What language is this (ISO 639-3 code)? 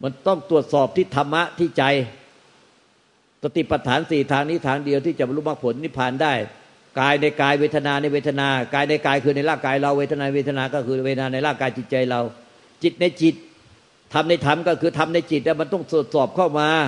tha